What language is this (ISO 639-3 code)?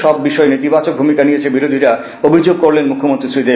ben